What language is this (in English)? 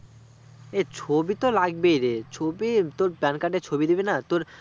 Bangla